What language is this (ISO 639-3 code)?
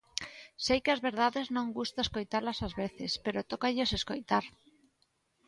glg